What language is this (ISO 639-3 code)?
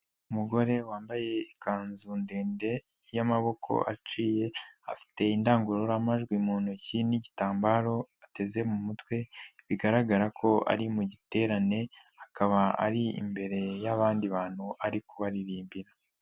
kin